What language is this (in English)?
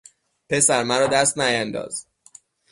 Persian